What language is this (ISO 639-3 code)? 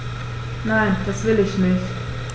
deu